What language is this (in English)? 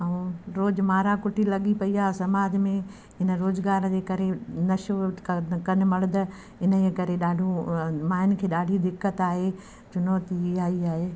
Sindhi